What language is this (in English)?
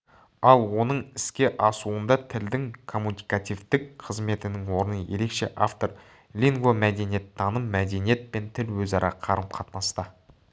Kazakh